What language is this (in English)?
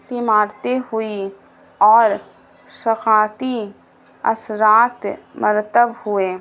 Urdu